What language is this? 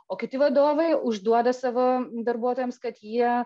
Lithuanian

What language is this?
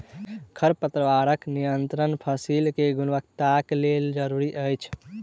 Maithili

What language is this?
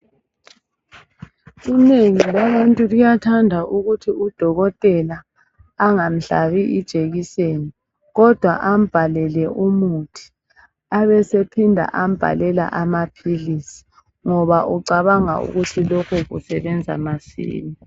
North Ndebele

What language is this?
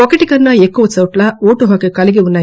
Telugu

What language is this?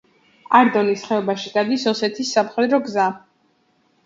Georgian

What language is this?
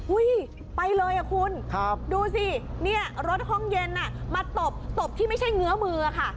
Thai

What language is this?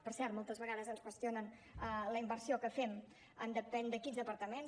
Catalan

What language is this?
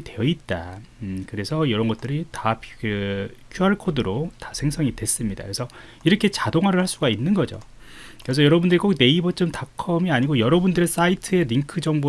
Korean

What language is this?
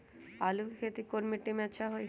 Magahi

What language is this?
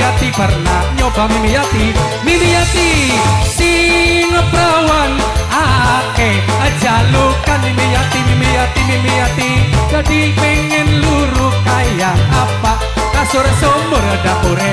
Indonesian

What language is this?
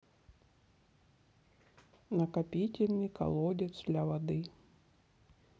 Russian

